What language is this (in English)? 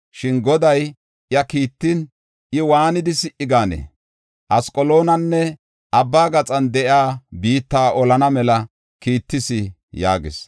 Gofa